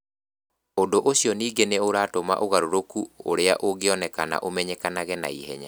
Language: Kikuyu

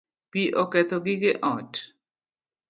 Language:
Luo (Kenya and Tanzania)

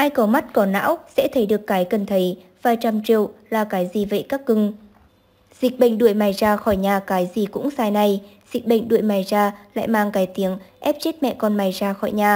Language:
Vietnamese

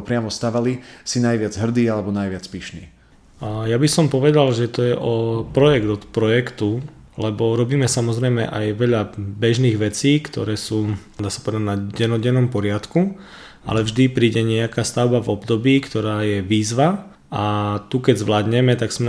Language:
Slovak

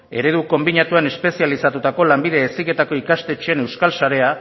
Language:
Basque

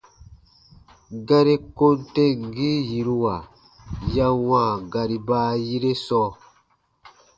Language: Baatonum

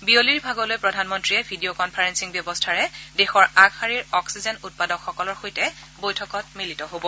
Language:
Assamese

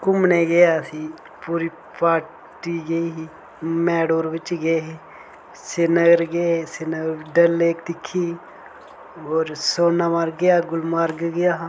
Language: Dogri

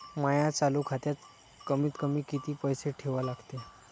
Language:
Marathi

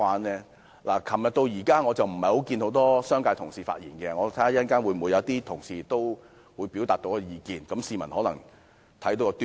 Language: Cantonese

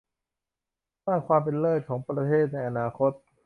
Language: Thai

